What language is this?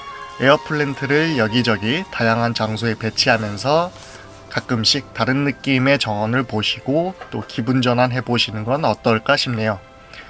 Korean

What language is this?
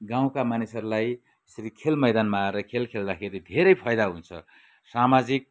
Nepali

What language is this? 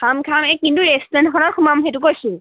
Assamese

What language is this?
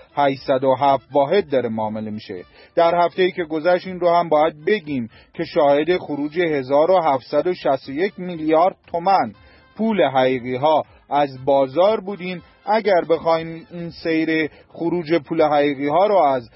Persian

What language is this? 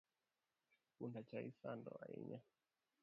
Luo (Kenya and Tanzania)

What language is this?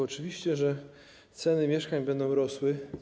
Polish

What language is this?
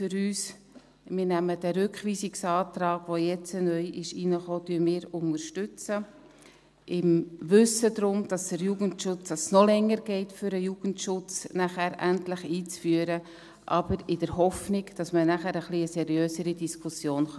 Swiss German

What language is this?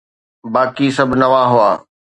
Sindhi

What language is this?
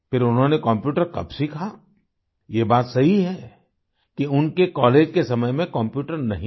Hindi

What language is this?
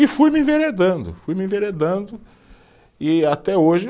Portuguese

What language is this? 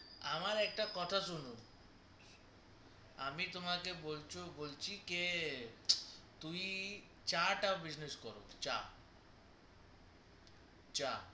Bangla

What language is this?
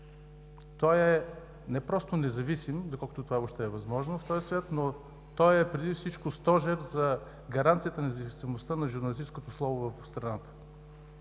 Bulgarian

